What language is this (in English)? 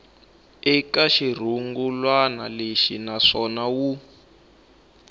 Tsonga